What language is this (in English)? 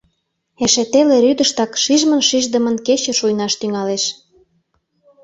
Mari